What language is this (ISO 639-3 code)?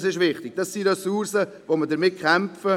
gsw